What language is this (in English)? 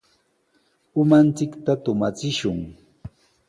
Sihuas Ancash Quechua